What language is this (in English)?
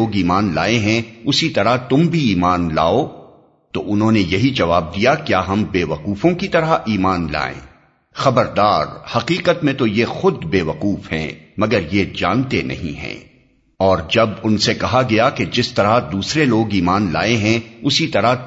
Urdu